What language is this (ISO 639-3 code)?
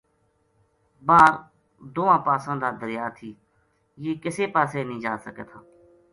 gju